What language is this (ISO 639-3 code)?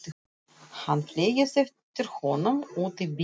isl